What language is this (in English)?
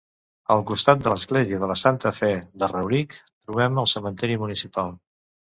Catalan